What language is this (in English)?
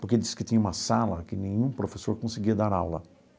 Portuguese